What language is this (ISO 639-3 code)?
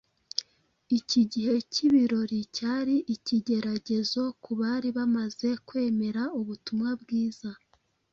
kin